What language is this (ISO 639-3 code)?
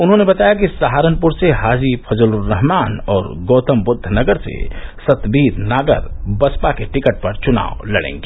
hin